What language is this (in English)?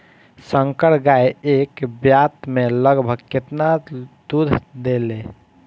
Bhojpuri